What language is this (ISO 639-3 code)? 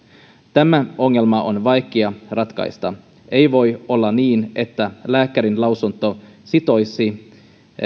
fin